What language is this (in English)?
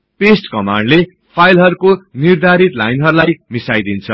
Nepali